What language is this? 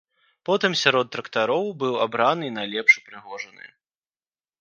Belarusian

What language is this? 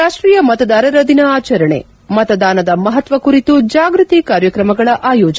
Kannada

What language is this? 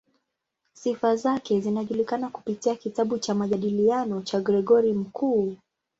Swahili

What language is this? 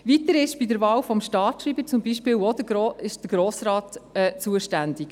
Swiss German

